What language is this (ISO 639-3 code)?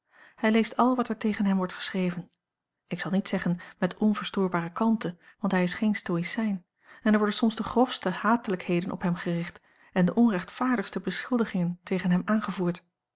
nld